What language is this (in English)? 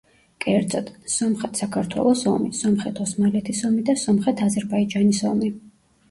Georgian